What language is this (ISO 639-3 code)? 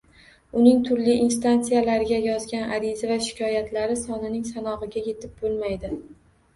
uzb